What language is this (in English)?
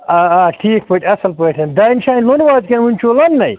Kashmiri